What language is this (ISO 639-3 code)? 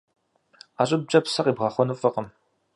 kbd